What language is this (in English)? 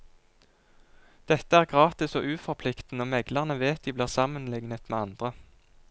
Norwegian